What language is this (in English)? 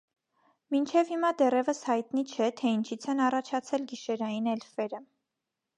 Armenian